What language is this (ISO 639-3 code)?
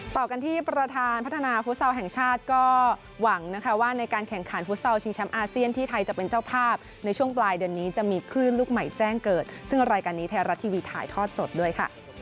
tha